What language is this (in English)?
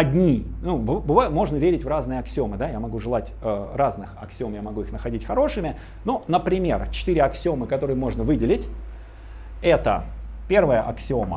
Russian